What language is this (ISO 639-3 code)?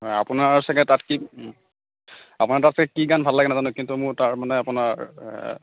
asm